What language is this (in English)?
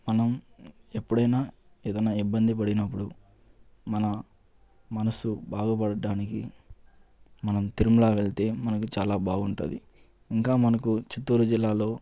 Telugu